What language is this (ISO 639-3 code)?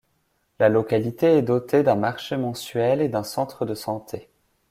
fra